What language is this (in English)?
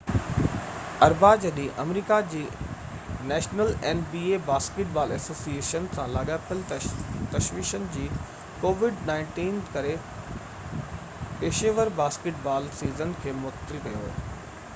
Sindhi